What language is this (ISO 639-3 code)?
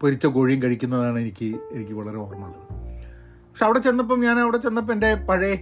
mal